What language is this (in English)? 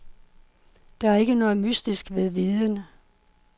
Danish